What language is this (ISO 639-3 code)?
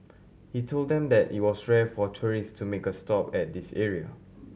eng